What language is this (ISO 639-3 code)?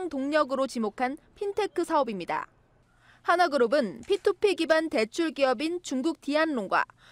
kor